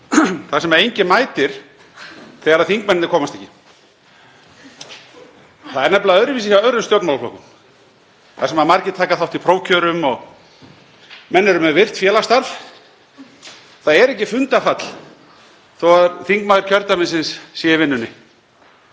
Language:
Icelandic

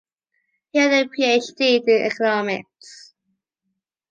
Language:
English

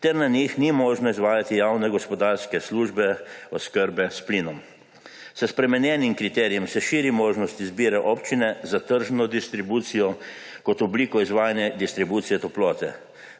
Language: Slovenian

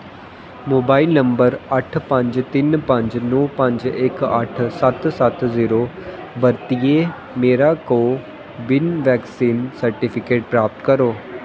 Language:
Dogri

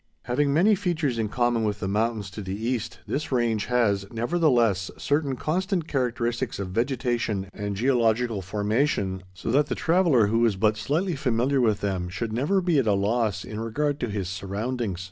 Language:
English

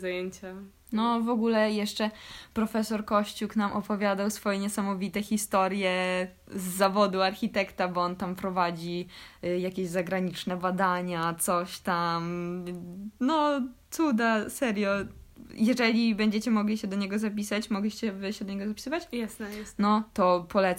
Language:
Polish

